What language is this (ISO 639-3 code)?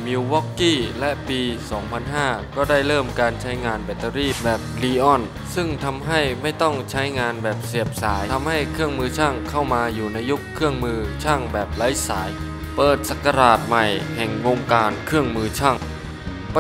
tha